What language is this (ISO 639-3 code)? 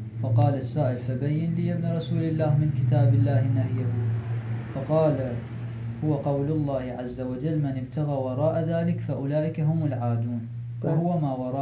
fas